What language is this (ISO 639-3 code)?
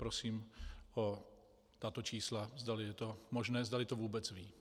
ces